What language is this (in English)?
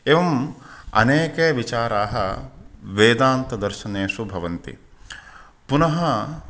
Sanskrit